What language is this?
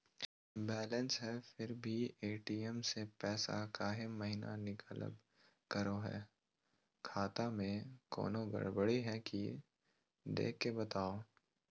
Magahi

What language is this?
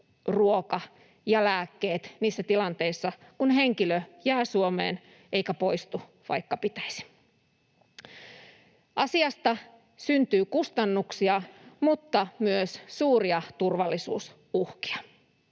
Finnish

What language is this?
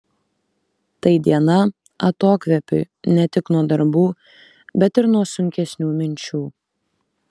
Lithuanian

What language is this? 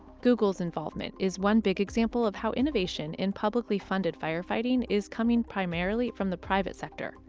English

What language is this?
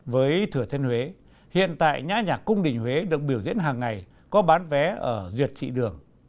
Vietnamese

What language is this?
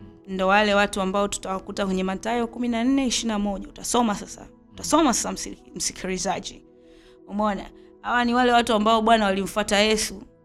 Swahili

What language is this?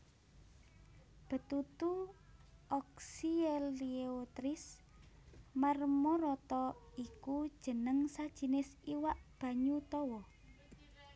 Javanese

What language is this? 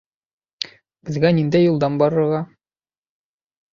Bashkir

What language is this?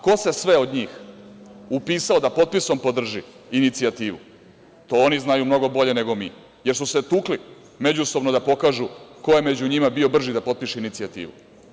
Serbian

